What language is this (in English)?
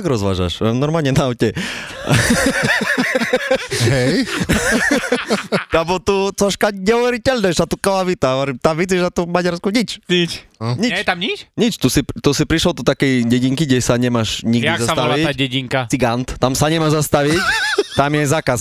Slovak